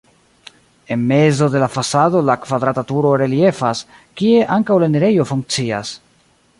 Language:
Esperanto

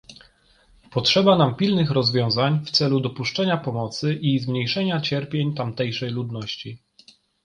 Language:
Polish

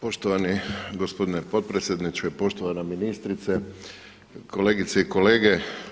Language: Croatian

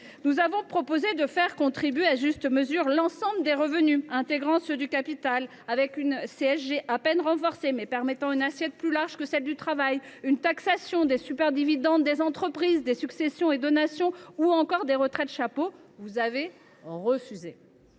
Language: French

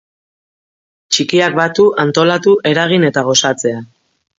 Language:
Basque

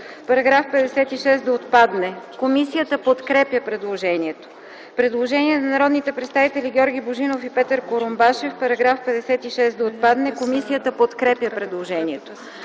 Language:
Bulgarian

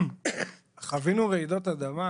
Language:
Hebrew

